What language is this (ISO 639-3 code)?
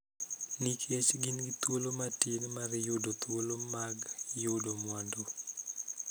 luo